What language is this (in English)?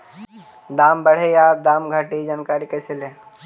Magahi